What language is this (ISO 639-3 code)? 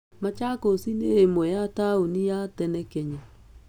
kik